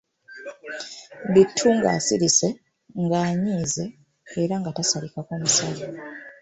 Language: Ganda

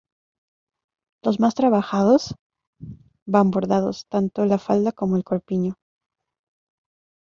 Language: Spanish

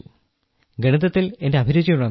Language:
Malayalam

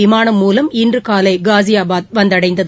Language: Tamil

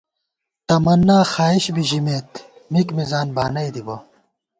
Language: Gawar-Bati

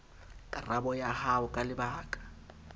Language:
Southern Sotho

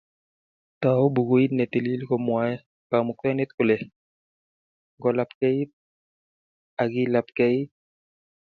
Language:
Kalenjin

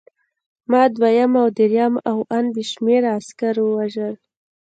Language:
Pashto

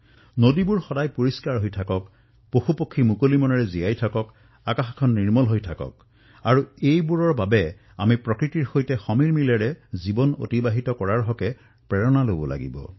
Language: Assamese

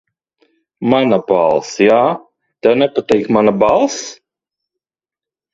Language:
Latvian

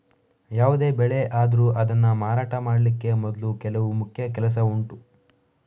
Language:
Kannada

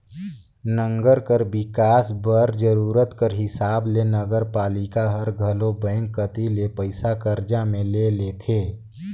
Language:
Chhattisgarhi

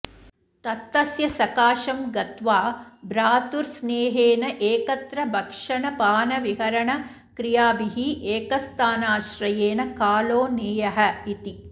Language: Sanskrit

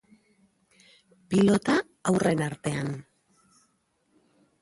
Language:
Basque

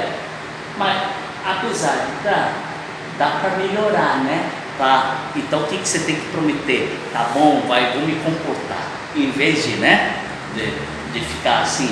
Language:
Portuguese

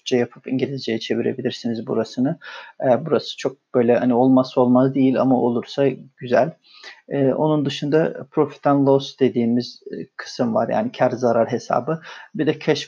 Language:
Turkish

